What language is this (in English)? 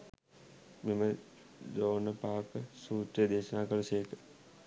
Sinhala